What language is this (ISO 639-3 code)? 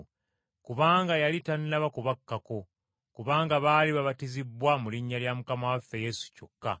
lug